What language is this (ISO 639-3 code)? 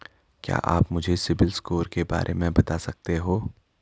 hin